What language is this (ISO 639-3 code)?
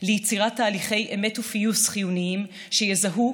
heb